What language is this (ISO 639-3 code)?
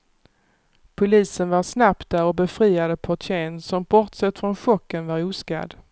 swe